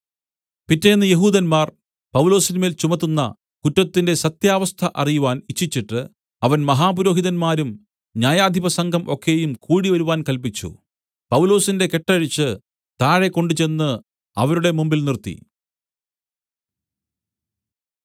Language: Malayalam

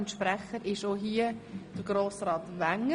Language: Swiss German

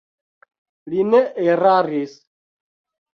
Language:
Esperanto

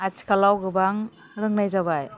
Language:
Bodo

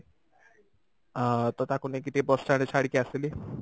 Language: Odia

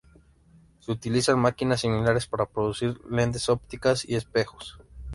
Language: Spanish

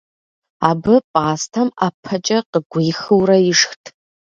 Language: Kabardian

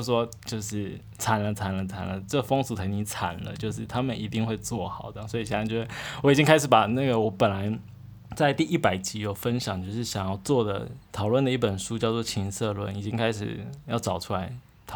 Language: Chinese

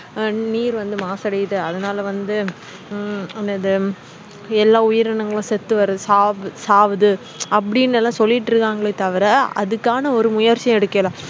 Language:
Tamil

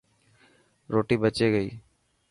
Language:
Dhatki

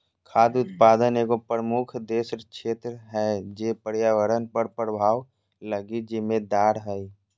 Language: Magahi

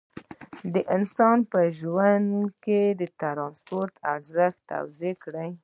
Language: Pashto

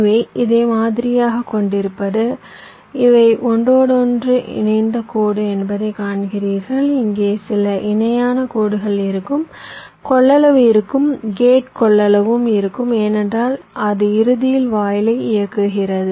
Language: Tamil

